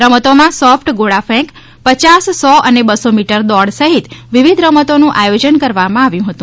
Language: Gujarati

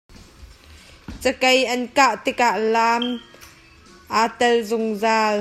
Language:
Hakha Chin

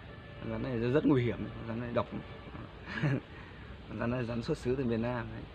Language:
Vietnamese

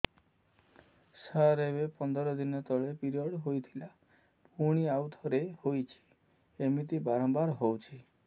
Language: Odia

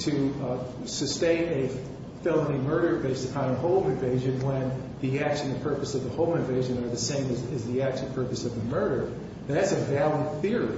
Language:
English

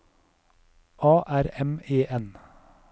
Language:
Norwegian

